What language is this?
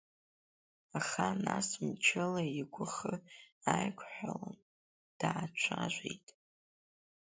Abkhazian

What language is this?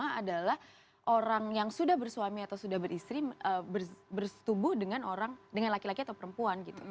Indonesian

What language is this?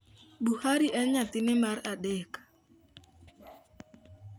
Luo (Kenya and Tanzania)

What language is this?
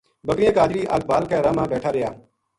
Gujari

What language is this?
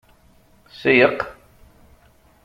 Kabyle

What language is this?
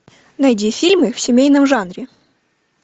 Russian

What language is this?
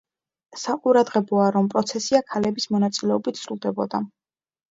Georgian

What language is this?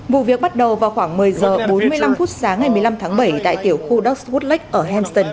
Vietnamese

